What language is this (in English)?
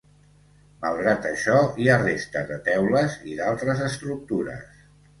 Catalan